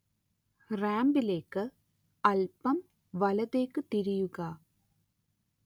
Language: Malayalam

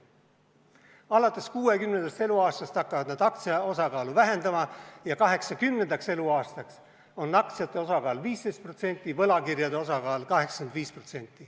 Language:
Estonian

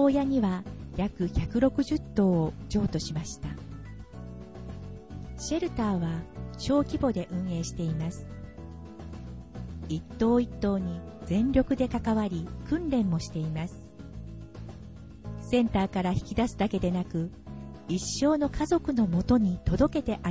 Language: Japanese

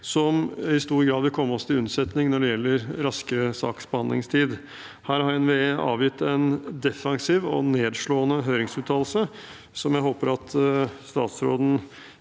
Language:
Norwegian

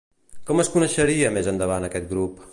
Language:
Catalan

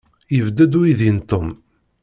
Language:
Kabyle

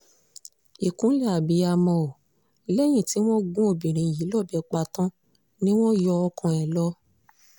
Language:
Yoruba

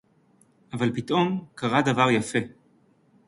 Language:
Hebrew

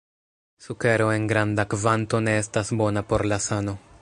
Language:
Esperanto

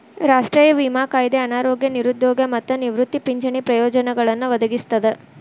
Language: Kannada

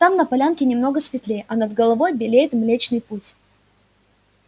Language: Russian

